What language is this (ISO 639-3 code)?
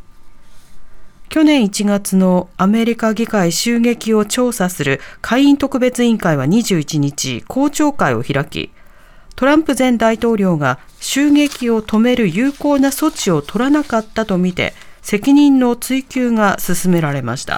jpn